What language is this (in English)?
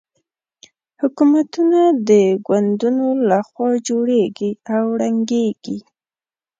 Pashto